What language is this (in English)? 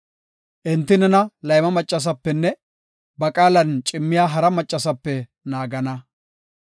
Gofa